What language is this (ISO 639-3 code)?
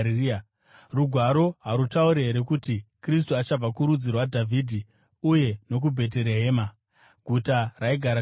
sna